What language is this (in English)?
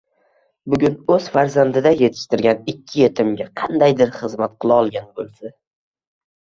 Uzbek